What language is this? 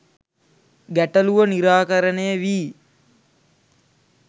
Sinhala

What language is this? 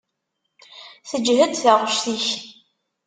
Kabyle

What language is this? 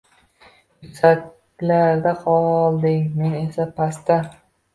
Uzbek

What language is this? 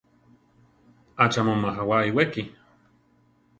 Central Tarahumara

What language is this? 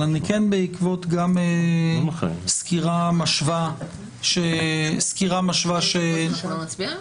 Hebrew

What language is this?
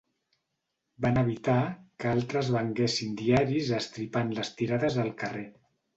Catalan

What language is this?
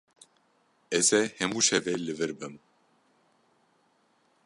Kurdish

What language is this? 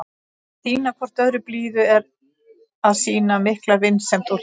Icelandic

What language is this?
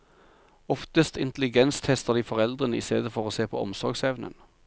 Norwegian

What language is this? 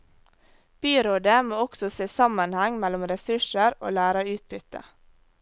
Norwegian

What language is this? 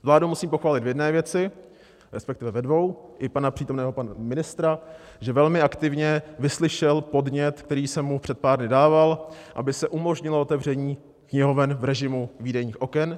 Czech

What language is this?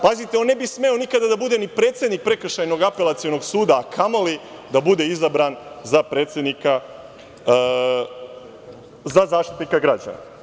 Serbian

